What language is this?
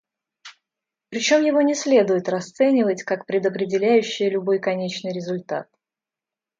Russian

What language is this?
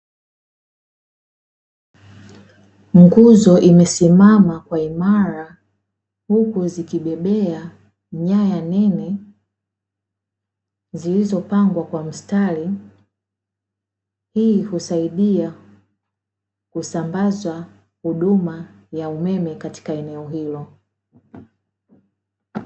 Swahili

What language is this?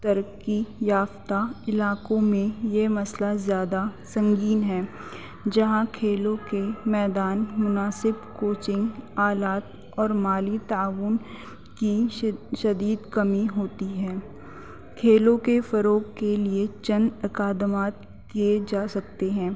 Urdu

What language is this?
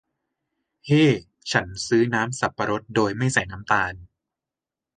Thai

